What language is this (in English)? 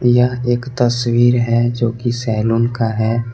Hindi